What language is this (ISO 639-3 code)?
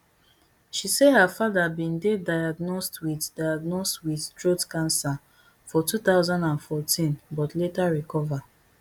pcm